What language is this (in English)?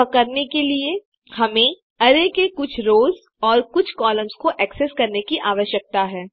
Hindi